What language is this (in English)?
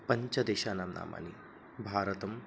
Sanskrit